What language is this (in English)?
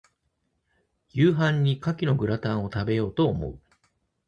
Japanese